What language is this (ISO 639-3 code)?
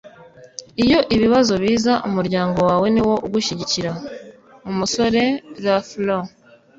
kin